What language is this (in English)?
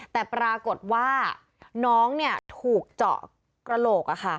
Thai